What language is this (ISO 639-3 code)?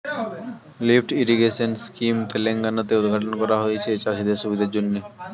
ben